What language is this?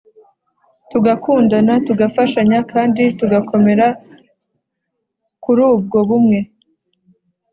Kinyarwanda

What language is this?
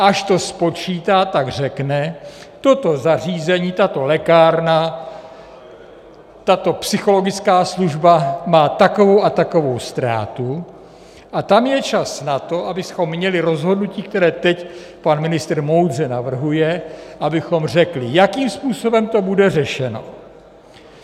Czech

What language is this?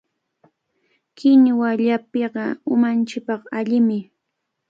Cajatambo North Lima Quechua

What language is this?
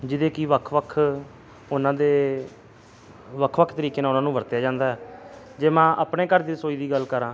Punjabi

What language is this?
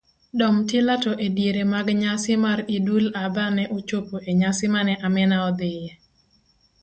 Luo (Kenya and Tanzania)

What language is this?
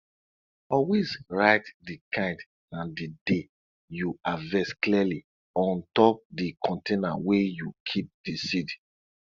Nigerian Pidgin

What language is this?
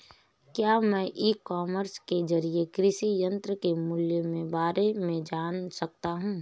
Hindi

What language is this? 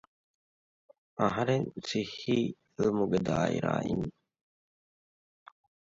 Divehi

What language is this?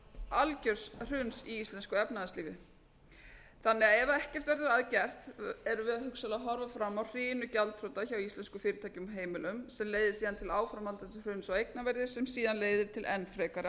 Icelandic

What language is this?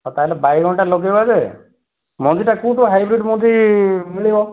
Odia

